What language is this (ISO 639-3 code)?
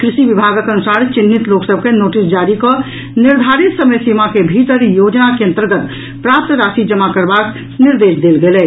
mai